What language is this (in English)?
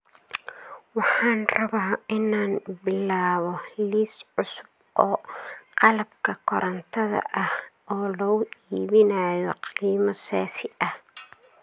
Somali